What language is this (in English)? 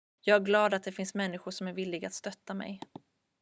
Swedish